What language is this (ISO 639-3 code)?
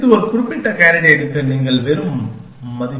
tam